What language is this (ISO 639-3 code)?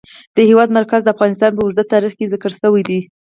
pus